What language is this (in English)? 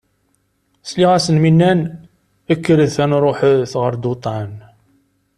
Kabyle